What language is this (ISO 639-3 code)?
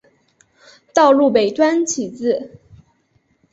zho